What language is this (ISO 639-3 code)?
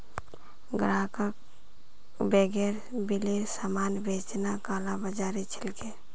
mag